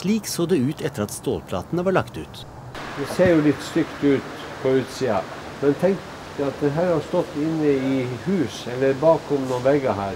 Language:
Norwegian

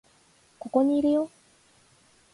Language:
Japanese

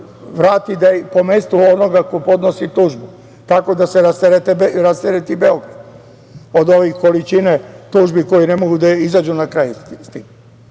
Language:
Serbian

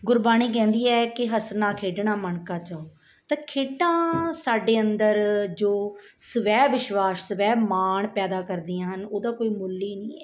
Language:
Punjabi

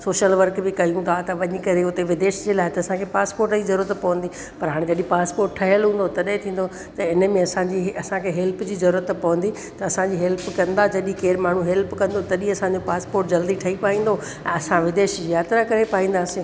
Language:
Sindhi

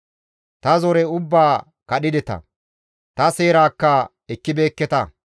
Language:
Gamo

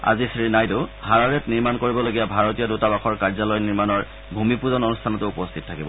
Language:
Assamese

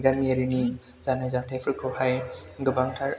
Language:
Bodo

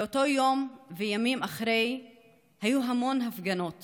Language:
Hebrew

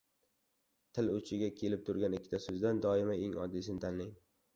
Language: Uzbek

